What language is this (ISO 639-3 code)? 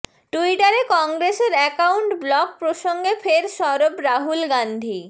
ben